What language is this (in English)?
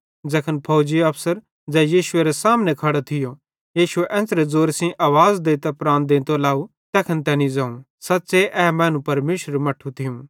Bhadrawahi